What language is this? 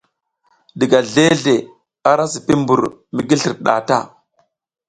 South Giziga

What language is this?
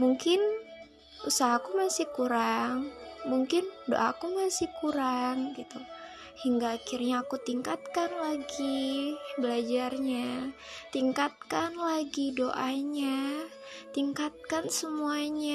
Indonesian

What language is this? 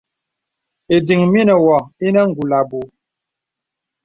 Bebele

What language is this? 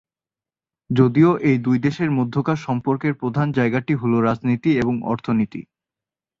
Bangla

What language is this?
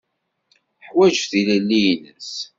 Kabyle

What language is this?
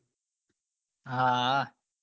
Gujarati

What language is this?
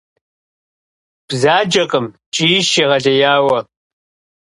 Kabardian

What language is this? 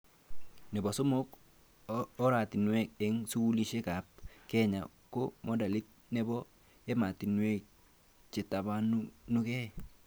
Kalenjin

